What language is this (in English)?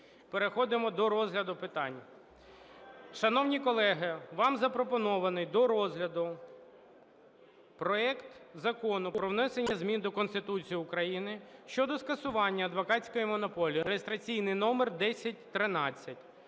Ukrainian